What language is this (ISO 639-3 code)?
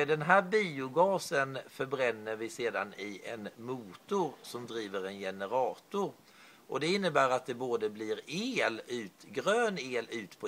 swe